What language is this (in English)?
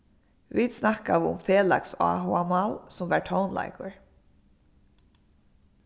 Faroese